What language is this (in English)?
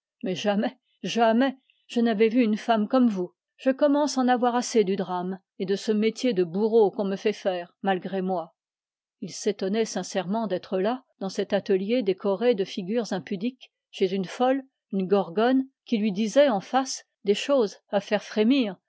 French